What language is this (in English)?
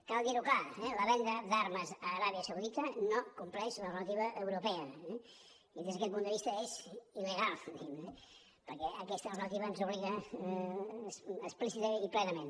Catalan